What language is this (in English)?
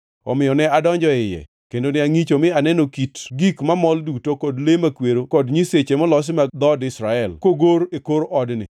Luo (Kenya and Tanzania)